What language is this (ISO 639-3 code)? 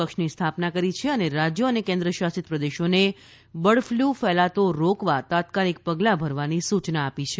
guj